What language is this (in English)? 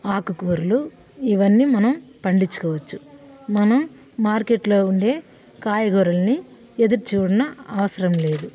Telugu